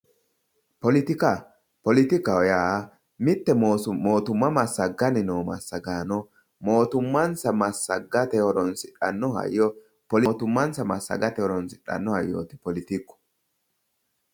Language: Sidamo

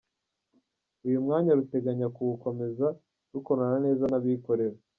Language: Kinyarwanda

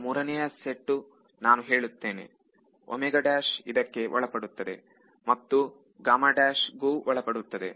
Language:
Kannada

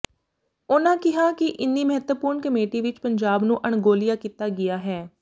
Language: Punjabi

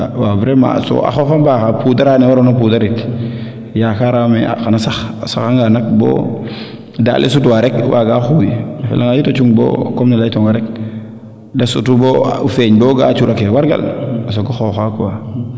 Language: Serer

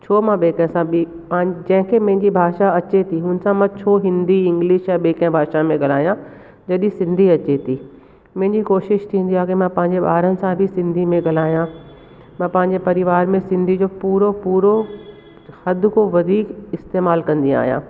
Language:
Sindhi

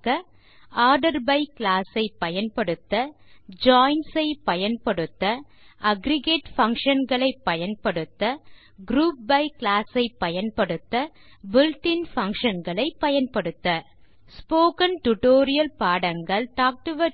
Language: Tamil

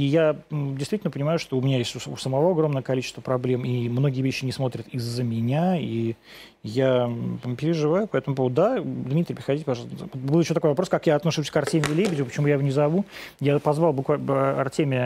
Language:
Russian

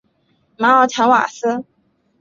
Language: Chinese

